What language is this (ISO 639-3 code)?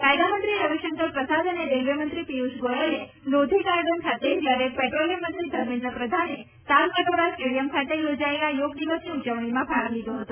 guj